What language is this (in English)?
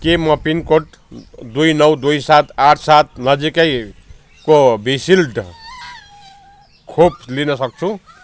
Nepali